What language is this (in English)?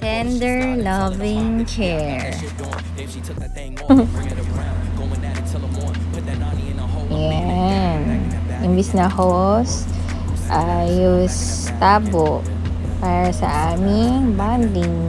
Filipino